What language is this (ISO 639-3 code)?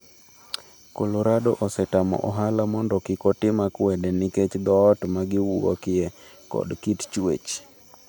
luo